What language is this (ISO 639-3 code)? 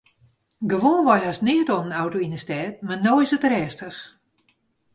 fry